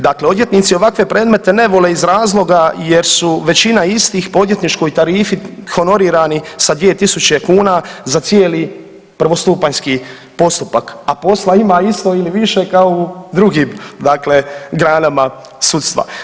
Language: Croatian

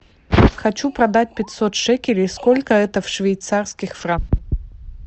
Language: Russian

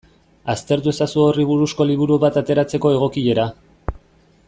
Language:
Basque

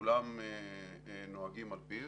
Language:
Hebrew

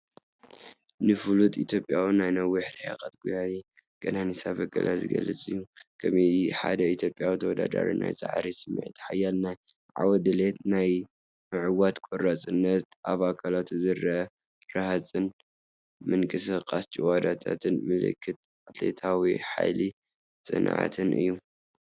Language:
Tigrinya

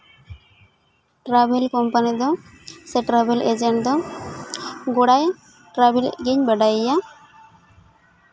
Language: Santali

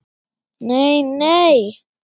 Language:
Icelandic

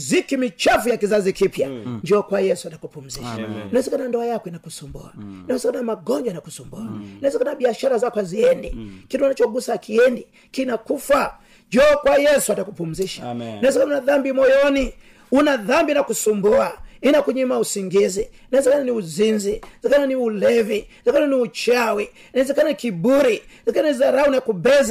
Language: Swahili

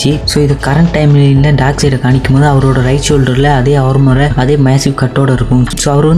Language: Malayalam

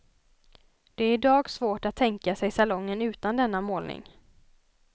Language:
Swedish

